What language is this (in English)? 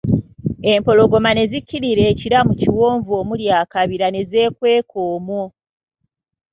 Ganda